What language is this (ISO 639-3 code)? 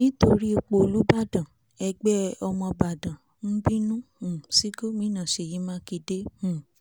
yor